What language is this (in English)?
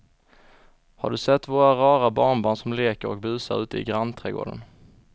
Swedish